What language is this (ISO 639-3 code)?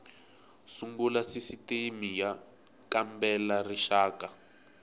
tso